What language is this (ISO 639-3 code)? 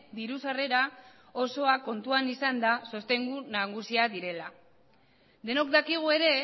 eus